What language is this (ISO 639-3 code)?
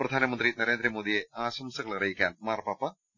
mal